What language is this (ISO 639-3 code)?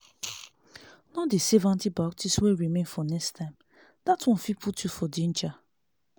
pcm